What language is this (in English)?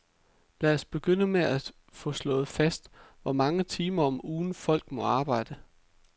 Danish